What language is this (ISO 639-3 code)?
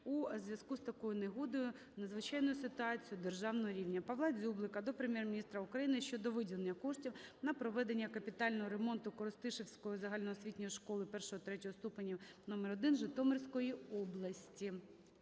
ukr